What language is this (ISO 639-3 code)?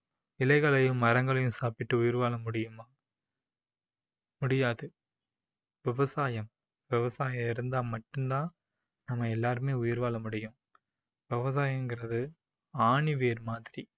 tam